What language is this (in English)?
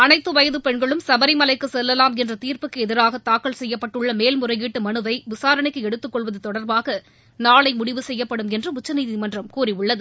Tamil